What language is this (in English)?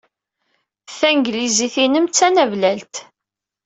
Kabyle